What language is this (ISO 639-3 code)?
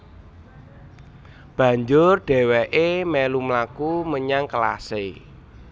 jav